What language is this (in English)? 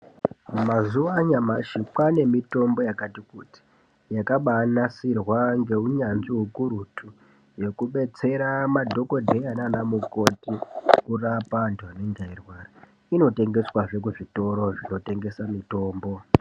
Ndau